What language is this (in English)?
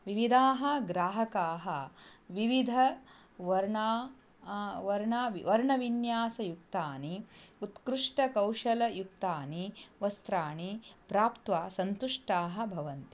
Sanskrit